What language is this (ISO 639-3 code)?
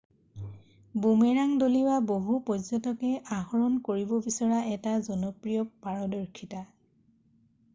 asm